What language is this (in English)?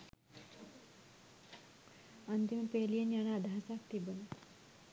Sinhala